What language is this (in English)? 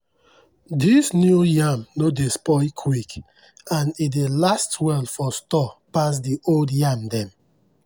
Nigerian Pidgin